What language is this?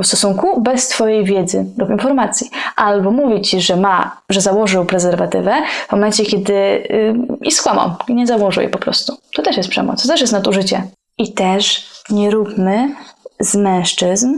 Polish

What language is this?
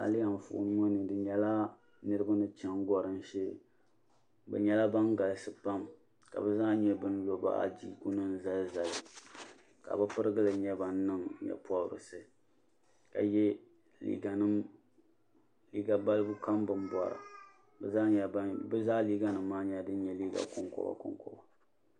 Dagbani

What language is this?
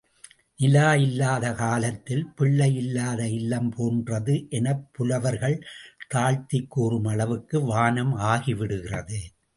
Tamil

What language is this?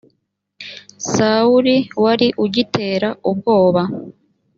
Kinyarwanda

